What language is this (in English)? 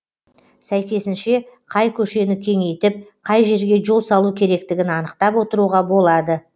Kazakh